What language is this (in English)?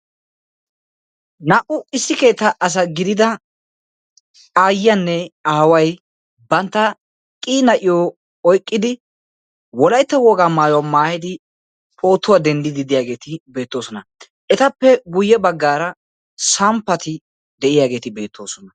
Wolaytta